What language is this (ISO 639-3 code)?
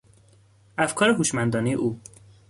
fas